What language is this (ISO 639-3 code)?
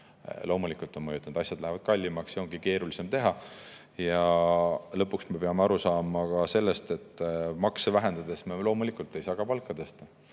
est